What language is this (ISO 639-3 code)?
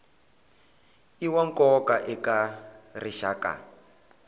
tso